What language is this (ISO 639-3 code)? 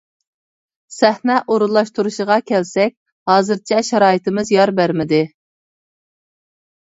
uig